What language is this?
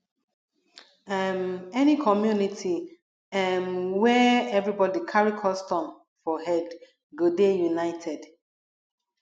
Nigerian Pidgin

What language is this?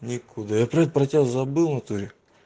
Russian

